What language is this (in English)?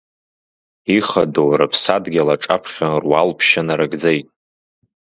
Abkhazian